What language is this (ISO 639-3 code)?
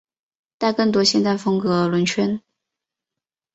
zho